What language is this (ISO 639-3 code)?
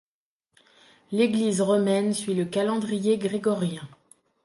fra